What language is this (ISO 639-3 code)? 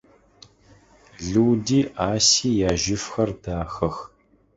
ady